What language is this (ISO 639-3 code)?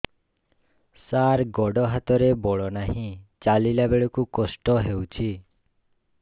ori